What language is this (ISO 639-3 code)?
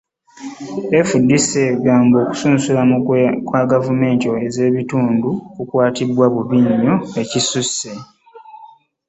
lug